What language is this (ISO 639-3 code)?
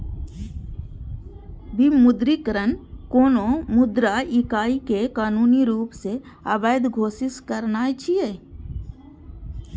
mai